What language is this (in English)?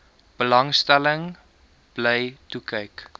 Afrikaans